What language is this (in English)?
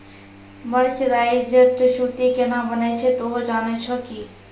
Maithili